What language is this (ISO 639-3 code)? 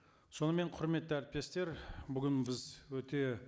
kaz